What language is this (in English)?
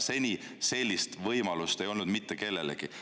Estonian